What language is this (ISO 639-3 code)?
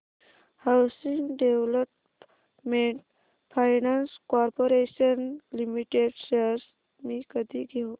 mar